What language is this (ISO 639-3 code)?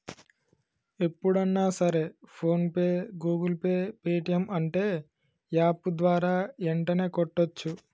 tel